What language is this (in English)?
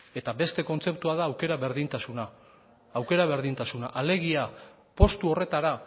Basque